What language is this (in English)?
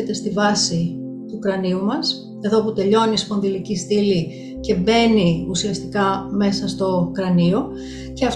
Greek